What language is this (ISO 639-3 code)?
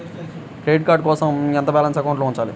tel